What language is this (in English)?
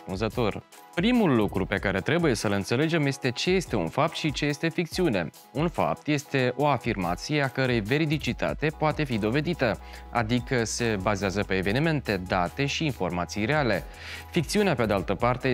Romanian